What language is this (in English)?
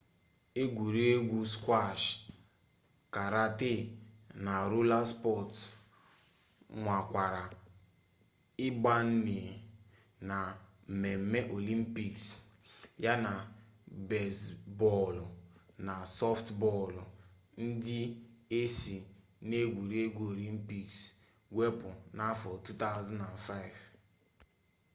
Igbo